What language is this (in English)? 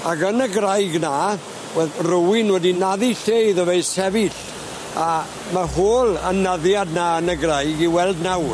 Welsh